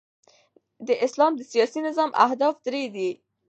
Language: Pashto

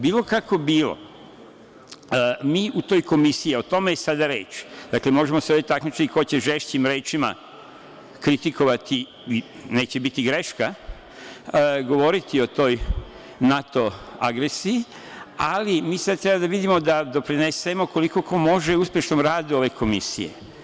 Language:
Serbian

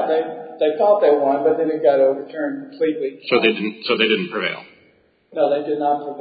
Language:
English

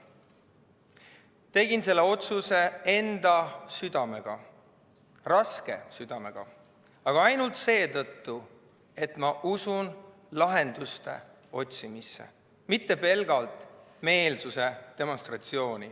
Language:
Estonian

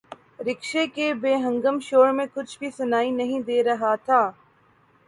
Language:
Urdu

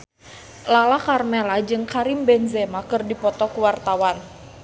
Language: Sundanese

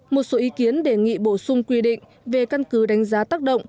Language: Vietnamese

